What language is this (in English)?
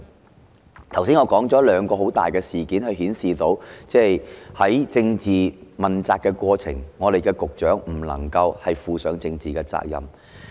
Cantonese